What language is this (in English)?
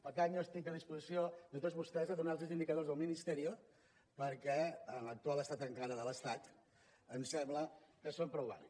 Catalan